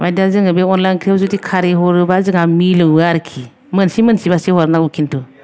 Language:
Bodo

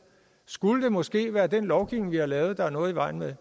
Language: Danish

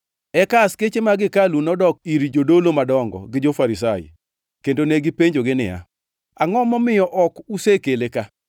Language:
Luo (Kenya and Tanzania)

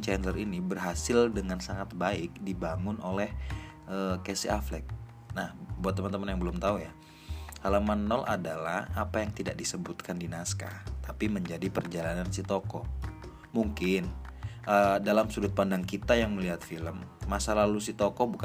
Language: Indonesian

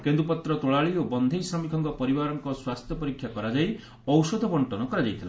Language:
Odia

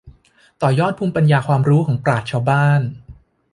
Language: Thai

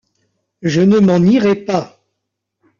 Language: French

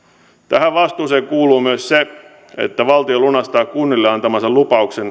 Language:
Finnish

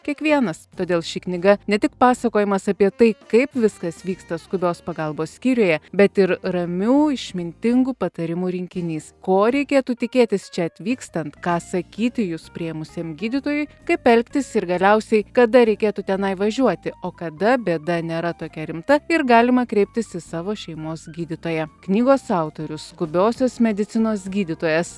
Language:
Lithuanian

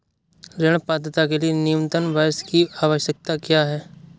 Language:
Hindi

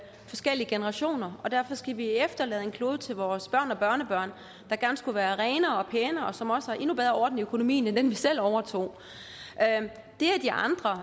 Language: Danish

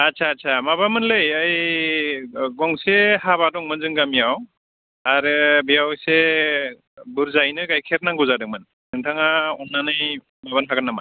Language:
Bodo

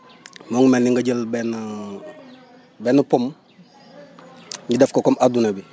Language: Wolof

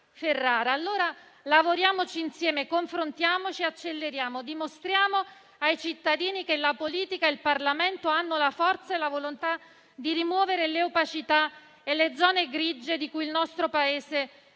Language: Italian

